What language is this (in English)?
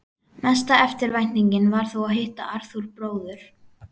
Icelandic